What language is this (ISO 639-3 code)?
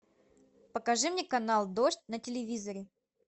rus